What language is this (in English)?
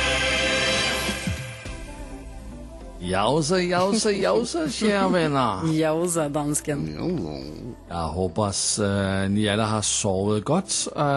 Swedish